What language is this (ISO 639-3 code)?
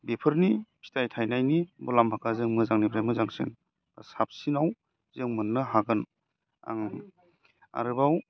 brx